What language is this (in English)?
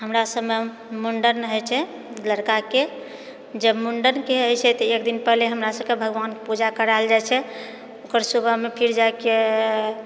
Maithili